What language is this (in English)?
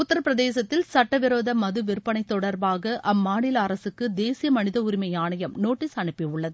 Tamil